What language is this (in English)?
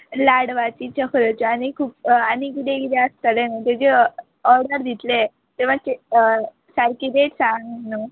Konkani